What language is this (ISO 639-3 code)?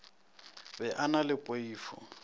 nso